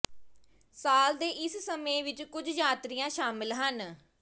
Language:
Punjabi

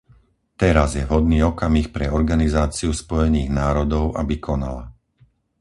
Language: Slovak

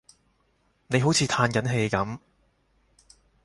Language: Cantonese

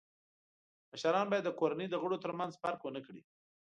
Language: Pashto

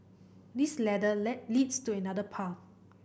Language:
English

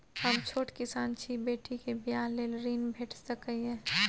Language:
Maithili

